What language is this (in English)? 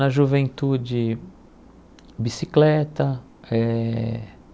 Portuguese